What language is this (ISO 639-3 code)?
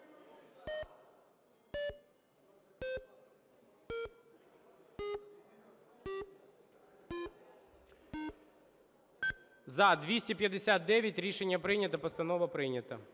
ukr